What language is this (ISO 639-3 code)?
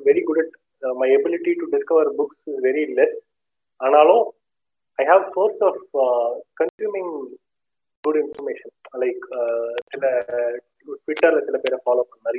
tam